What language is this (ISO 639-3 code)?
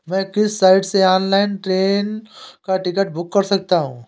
hin